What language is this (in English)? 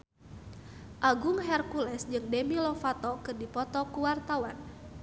Sundanese